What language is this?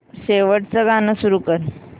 Marathi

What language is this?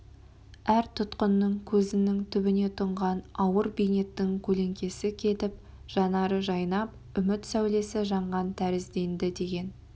Kazakh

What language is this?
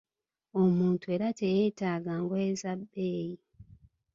Ganda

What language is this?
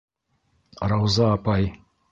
Bashkir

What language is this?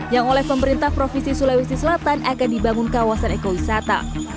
Indonesian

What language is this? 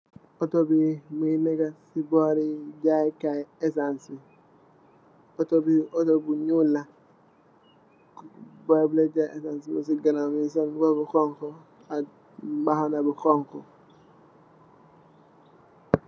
Wolof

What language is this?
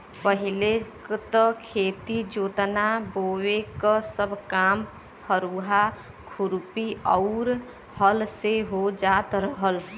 Bhojpuri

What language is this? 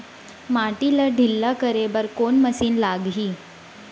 Chhattisgarhi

